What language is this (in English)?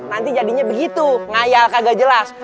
Indonesian